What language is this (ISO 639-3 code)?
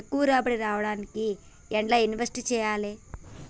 tel